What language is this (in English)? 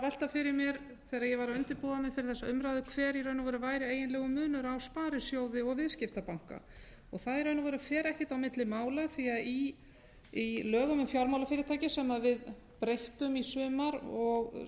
Icelandic